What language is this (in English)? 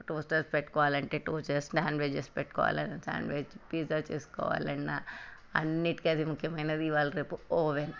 Telugu